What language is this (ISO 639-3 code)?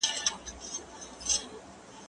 pus